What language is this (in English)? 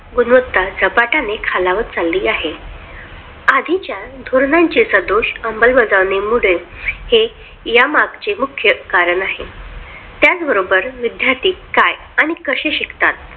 Marathi